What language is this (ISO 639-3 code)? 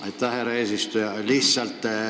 est